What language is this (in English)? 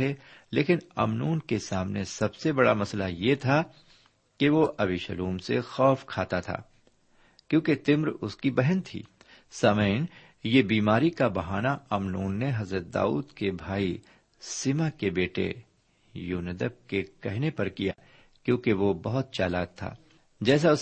Urdu